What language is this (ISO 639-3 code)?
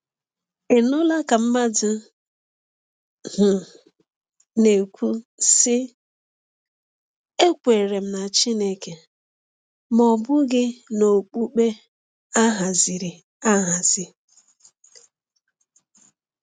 ibo